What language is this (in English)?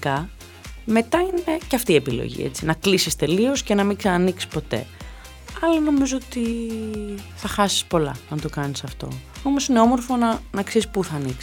Greek